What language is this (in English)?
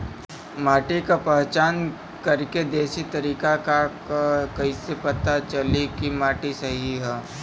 Bhojpuri